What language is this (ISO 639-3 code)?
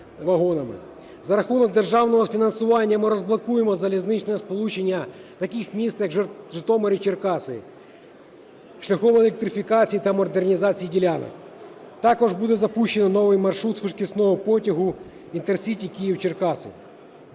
ukr